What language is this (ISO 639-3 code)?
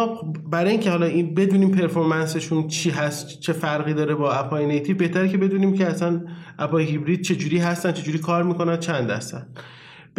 fas